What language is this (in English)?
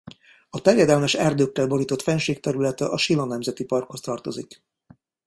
Hungarian